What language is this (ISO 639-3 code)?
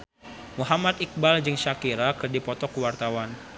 sun